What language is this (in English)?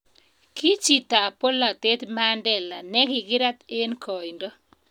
Kalenjin